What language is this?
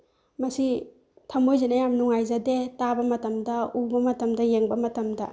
Manipuri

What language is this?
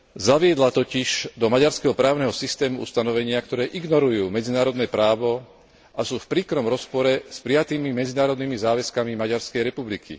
Slovak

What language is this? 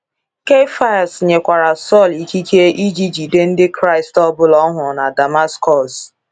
Igbo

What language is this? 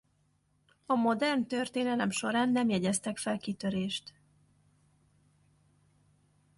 Hungarian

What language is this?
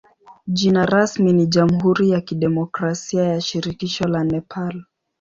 Swahili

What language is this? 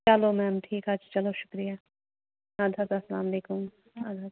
Kashmiri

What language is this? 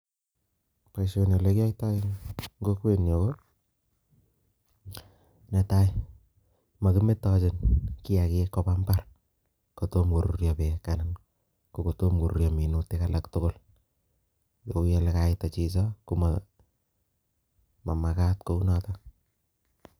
Kalenjin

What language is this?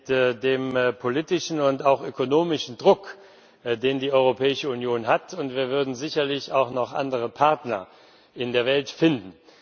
German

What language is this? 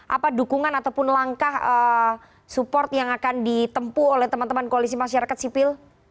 Indonesian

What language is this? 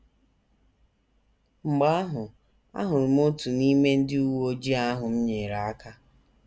Igbo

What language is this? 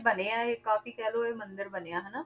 Punjabi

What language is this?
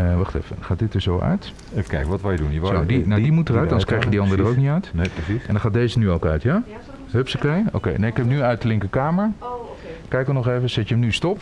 Dutch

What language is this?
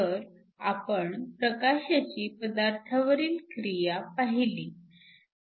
Marathi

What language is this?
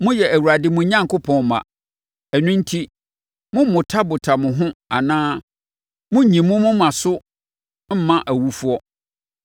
Akan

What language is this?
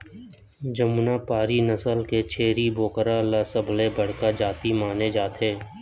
Chhattisgarhi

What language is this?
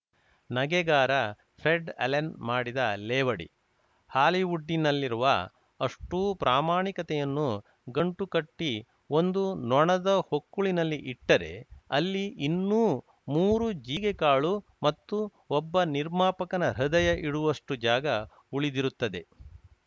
Kannada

